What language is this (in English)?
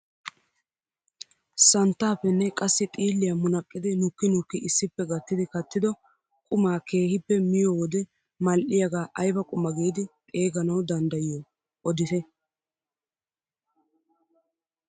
Wolaytta